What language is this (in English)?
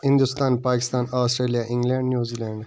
Kashmiri